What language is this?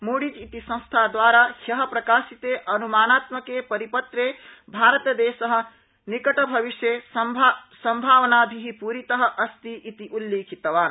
Sanskrit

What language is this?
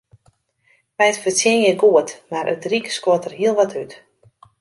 Western Frisian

